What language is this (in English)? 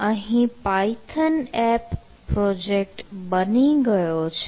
Gujarati